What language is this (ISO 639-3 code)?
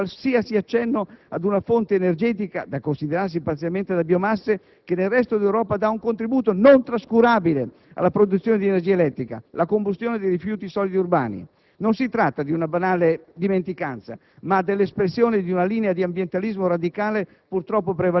ita